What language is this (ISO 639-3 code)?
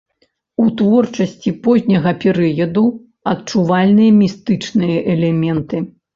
bel